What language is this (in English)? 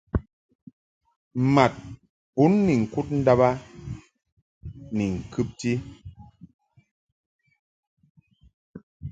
Mungaka